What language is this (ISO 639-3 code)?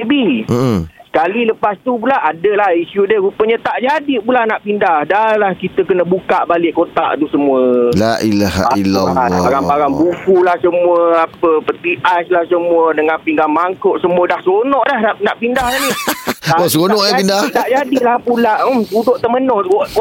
msa